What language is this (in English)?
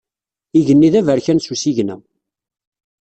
Kabyle